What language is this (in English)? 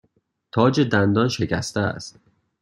Persian